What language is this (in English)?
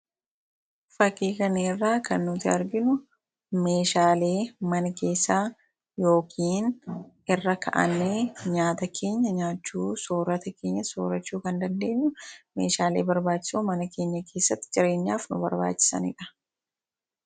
Oromo